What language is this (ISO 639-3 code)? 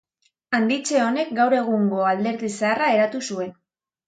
eus